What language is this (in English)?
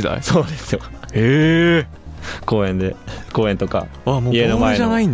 Japanese